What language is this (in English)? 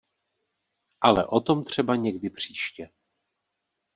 Czech